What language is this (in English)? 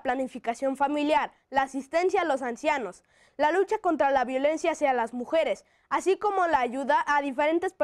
Spanish